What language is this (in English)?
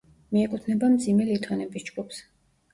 Georgian